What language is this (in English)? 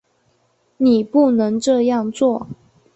Chinese